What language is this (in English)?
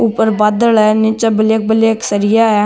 Marwari